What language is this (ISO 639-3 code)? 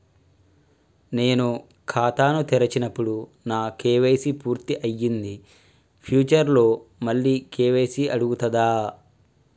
tel